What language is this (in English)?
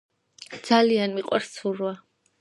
Georgian